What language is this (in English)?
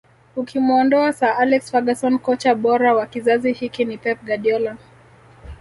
Swahili